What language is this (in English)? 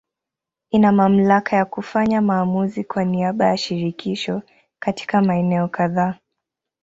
Swahili